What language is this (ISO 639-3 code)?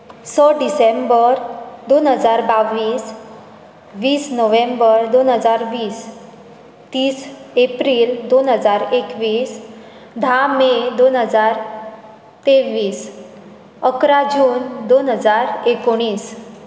kok